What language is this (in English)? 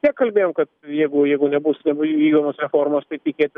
Lithuanian